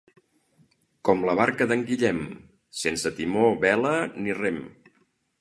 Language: Catalan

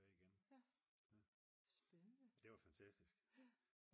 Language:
Danish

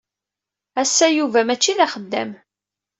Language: Kabyle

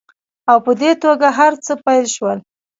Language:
Pashto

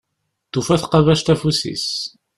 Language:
Kabyle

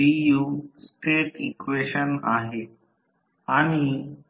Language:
Marathi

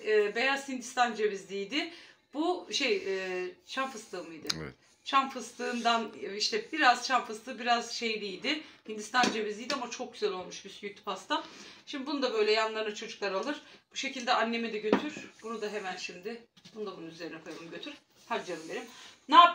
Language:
Turkish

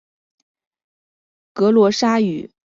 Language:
Chinese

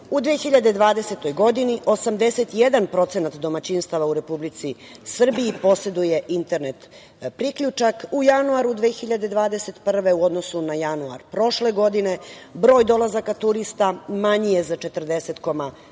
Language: Serbian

